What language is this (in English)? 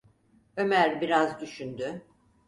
Turkish